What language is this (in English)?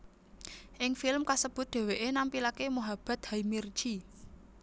Javanese